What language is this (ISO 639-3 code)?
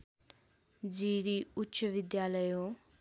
nep